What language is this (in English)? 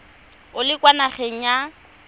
Tswana